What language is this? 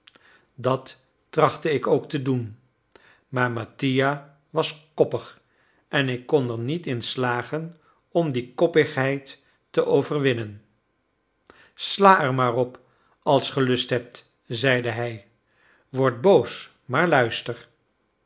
Dutch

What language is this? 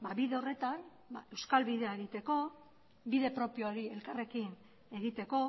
Basque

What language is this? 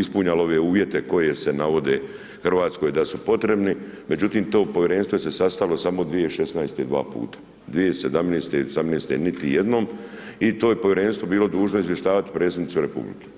Croatian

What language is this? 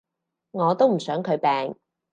Cantonese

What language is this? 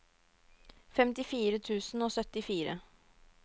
Norwegian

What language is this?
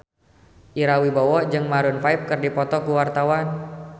Sundanese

